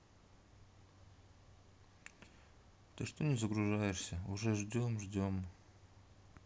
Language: Russian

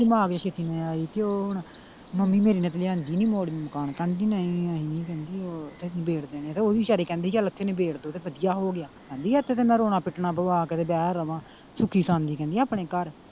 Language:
Punjabi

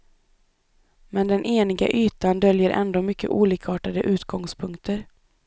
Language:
Swedish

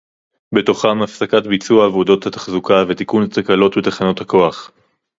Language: Hebrew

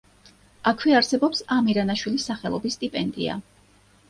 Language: Georgian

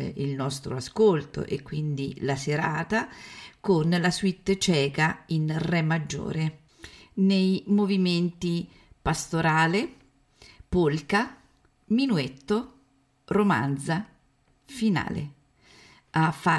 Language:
Italian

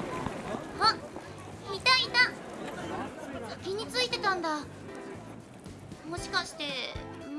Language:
Japanese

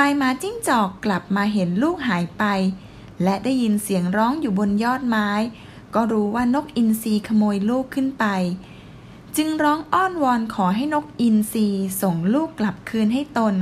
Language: Thai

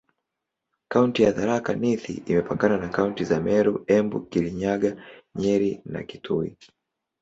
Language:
Swahili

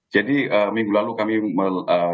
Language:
Indonesian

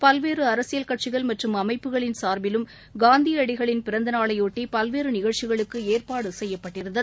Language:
Tamil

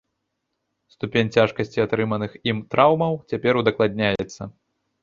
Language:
Belarusian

